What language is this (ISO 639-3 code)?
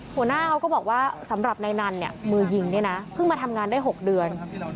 tha